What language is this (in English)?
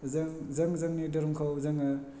Bodo